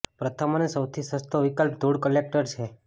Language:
Gujarati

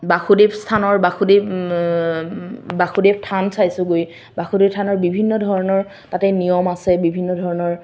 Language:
Assamese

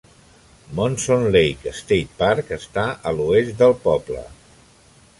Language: Catalan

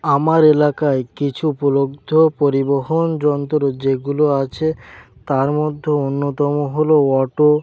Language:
Bangla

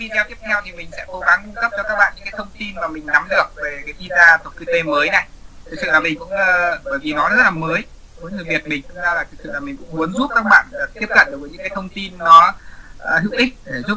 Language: Vietnamese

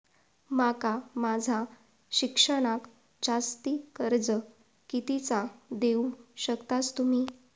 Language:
Marathi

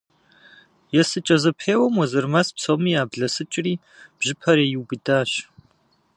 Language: Kabardian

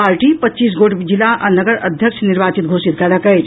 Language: Maithili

